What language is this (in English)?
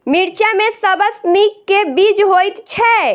Maithili